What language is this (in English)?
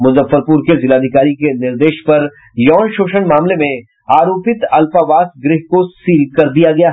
Hindi